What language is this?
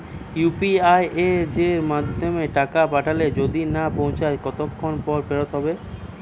Bangla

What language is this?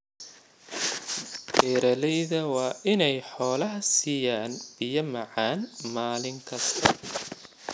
Somali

